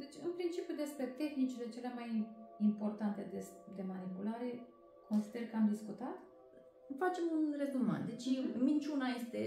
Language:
Romanian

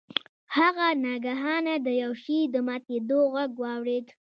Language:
Pashto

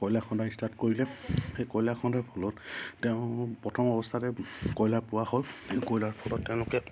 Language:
Assamese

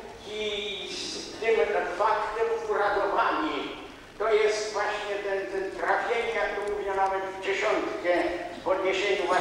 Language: Polish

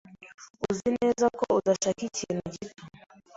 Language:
Kinyarwanda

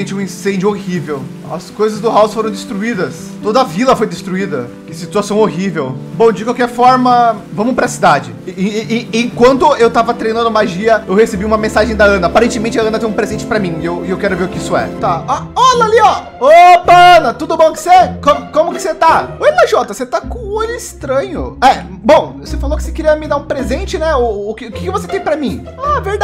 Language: Portuguese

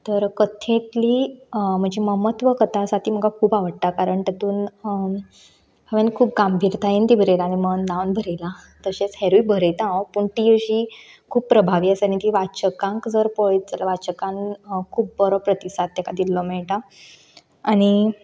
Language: Konkani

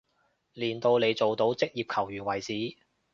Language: Cantonese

